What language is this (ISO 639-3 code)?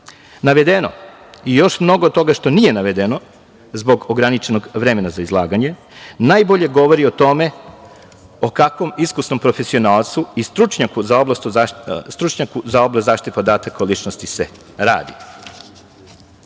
srp